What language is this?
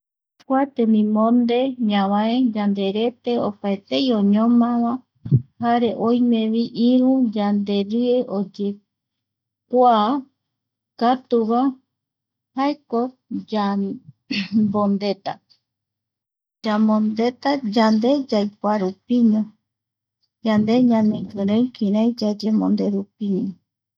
Eastern Bolivian Guaraní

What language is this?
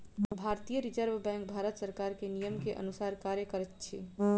Maithili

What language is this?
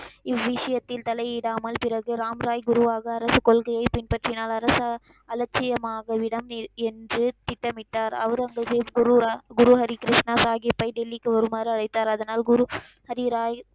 Tamil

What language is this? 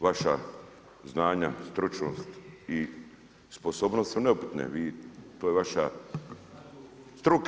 Croatian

